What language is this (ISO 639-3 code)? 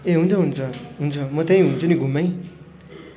nep